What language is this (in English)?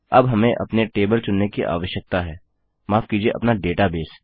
Hindi